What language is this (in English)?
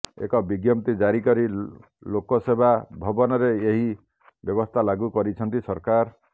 Odia